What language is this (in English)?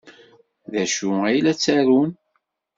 Kabyle